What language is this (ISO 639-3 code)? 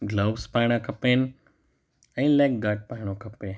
snd